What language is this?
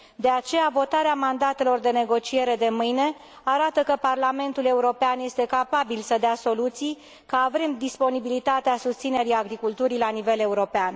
Romanian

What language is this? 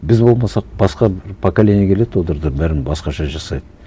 Kazakh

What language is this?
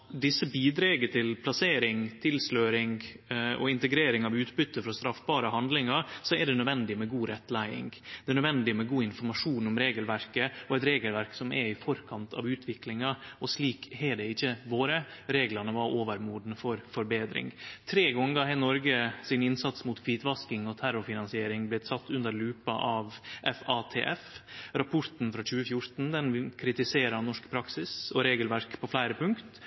Norwegian Nynorsk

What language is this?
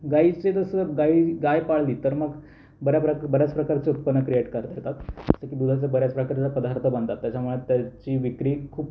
Marathi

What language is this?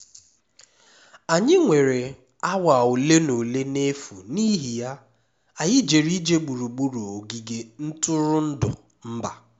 Igbo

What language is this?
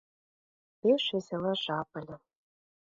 Mari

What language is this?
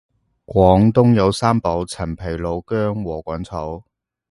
Cantonese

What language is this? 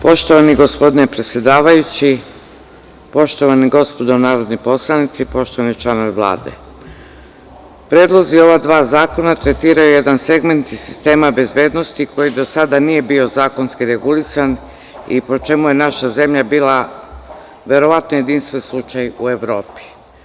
Serbian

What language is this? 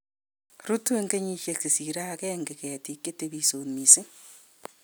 Kalenjin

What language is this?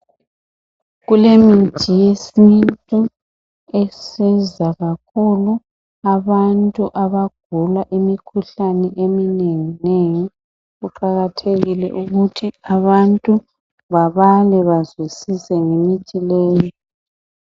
North Ndebele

